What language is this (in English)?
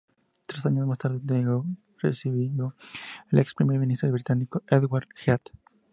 Spanish